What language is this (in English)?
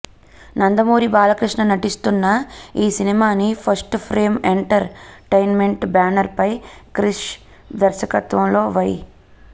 Telugu